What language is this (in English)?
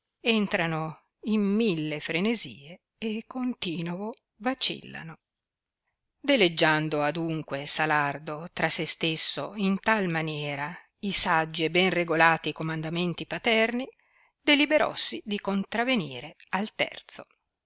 Italian